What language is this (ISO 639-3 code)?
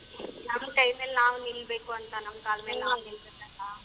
kan